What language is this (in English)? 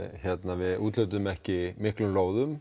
Icelandic